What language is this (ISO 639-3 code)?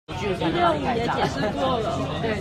zho